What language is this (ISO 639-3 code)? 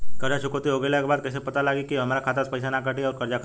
bho